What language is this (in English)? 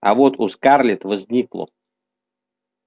Russian